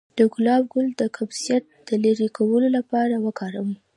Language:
Pashto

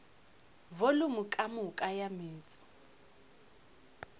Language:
Northern Sotho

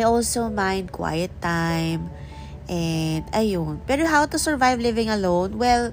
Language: Filipino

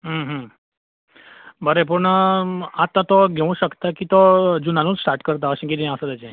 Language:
Konkani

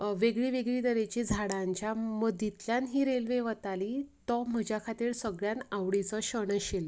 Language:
Konkani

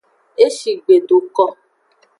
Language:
Aja (Benin)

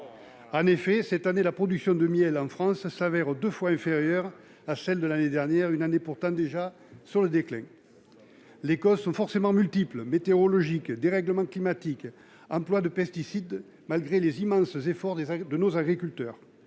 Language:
French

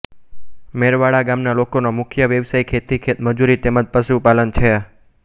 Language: Gujarati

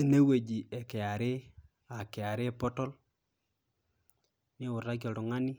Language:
Masai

